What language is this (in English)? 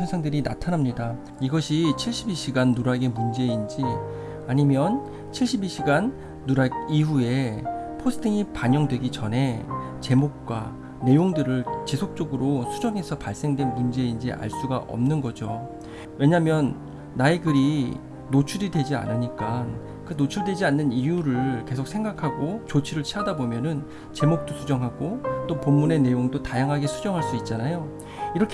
Korean